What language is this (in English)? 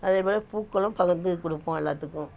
Tamil